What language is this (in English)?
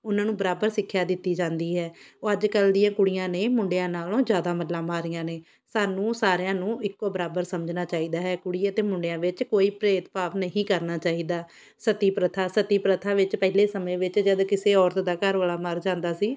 Punjabi